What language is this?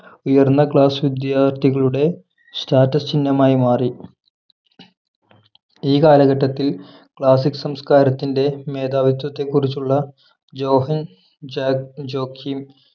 Malayalam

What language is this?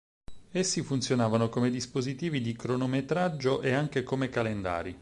Italian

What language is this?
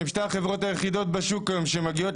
Hebrew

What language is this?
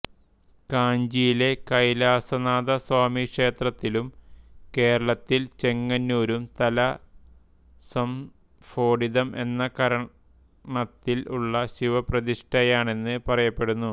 Malayalam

